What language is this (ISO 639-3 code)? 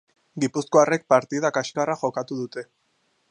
eus